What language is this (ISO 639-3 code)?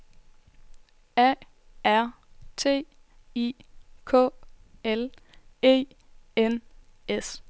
dan